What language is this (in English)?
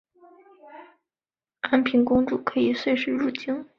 Chinese